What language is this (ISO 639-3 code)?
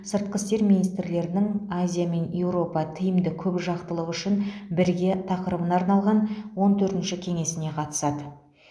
kaz